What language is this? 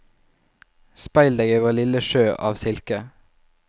Norwegian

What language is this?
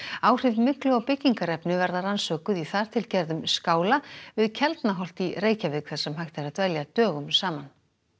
Icelandic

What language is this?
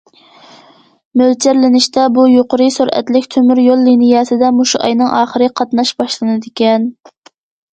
Uyghur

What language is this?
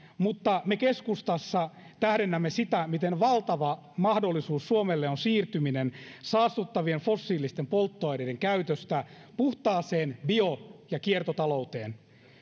Finnish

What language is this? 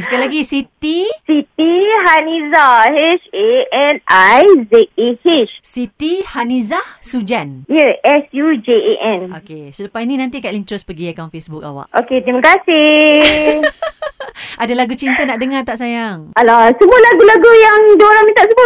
Malay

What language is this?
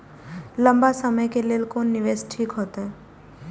Maithili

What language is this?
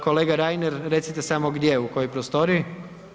Croatian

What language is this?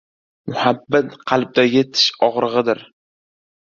Uzbek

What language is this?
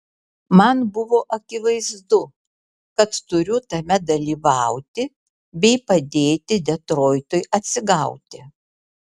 Lithuanian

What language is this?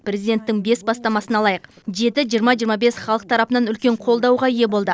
Kazakh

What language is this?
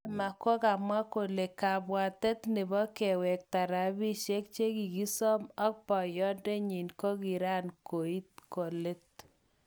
Kalenjin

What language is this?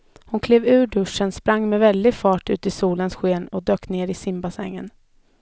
Swedish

